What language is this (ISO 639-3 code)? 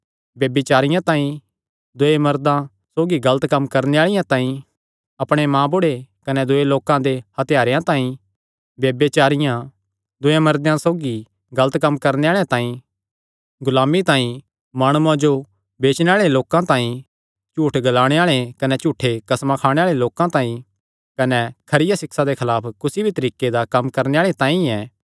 xnr